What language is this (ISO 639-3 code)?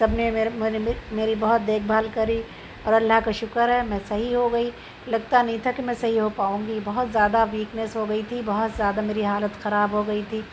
urd